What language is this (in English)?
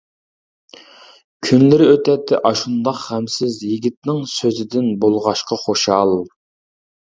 Uyghur